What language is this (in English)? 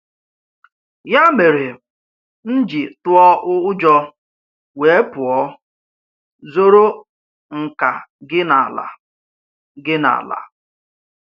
Igbo